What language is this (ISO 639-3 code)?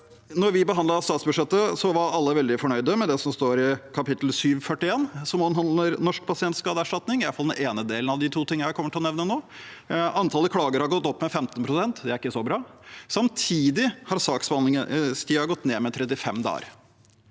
nor